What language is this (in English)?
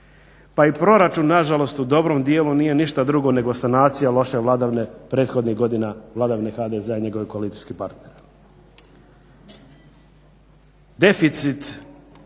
Croatian